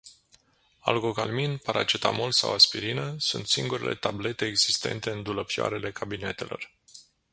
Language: Romanian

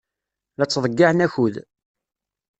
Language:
Kabyle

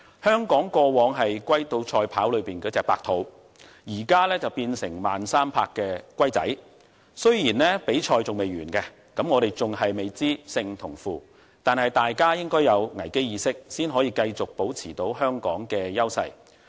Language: Cantonese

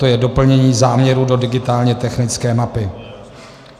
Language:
Czech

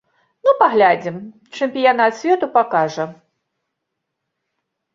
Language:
Belarusian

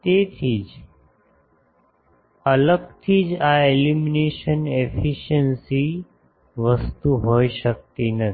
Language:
Gujarati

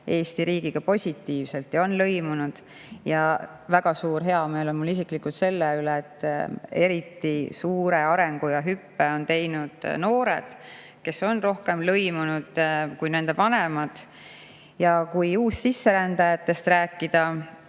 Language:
Estonian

